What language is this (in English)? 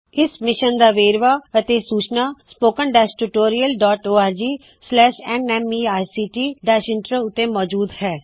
Punjabi